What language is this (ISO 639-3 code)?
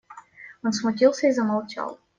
rus